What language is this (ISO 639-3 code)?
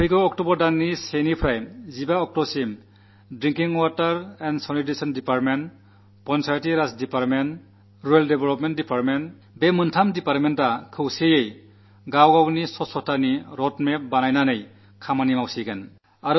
mal